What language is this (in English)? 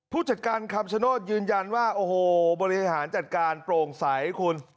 Thai